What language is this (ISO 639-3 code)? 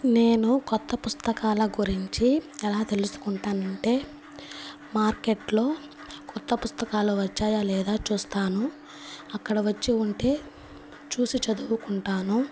tel